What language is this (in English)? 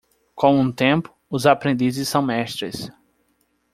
Portuguese